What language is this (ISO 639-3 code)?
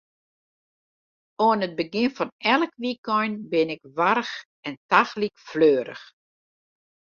fry